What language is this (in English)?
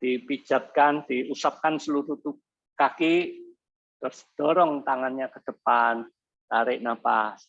Indonesian